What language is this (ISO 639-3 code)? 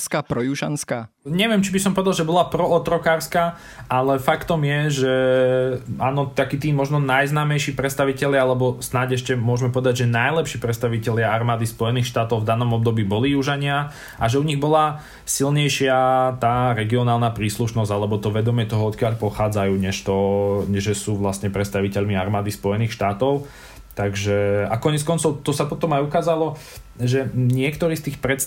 slk